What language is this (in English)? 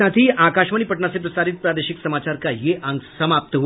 Hindi